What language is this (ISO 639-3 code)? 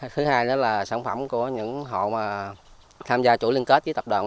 vie